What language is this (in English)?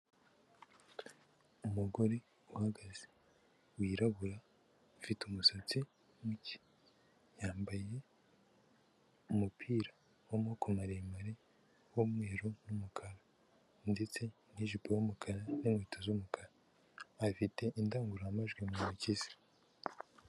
Kinyarwanda